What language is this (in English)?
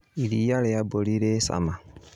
Kikuyu